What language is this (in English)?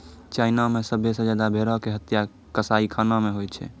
Maithili